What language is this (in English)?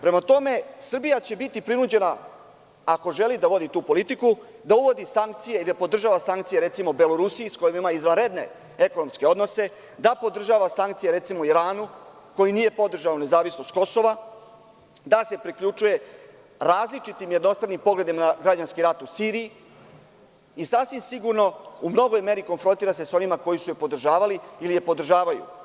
Serbian